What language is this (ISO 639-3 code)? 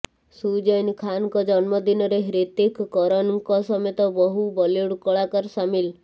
ori